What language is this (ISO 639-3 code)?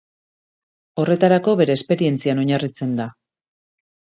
eus